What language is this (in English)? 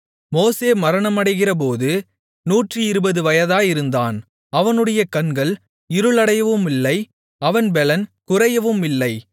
Tamil